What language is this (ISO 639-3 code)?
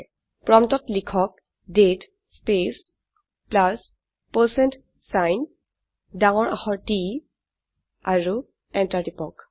asm